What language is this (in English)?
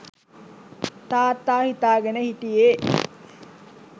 Sinhala